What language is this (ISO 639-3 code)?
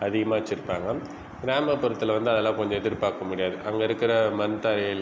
tam